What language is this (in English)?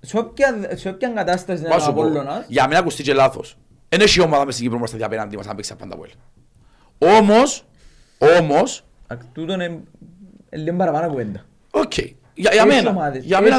Greek